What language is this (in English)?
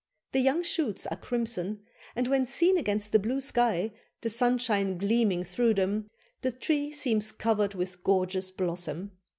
English